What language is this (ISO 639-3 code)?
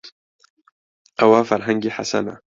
ckb